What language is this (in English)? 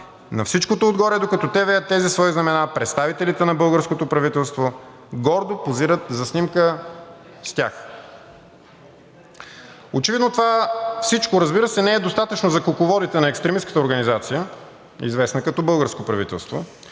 Bulgarian